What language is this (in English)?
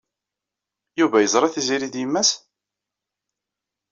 Kabyle